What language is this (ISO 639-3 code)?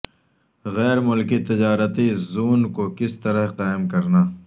urd